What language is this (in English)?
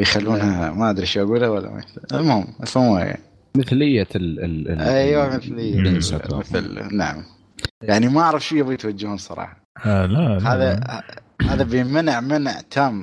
Arabic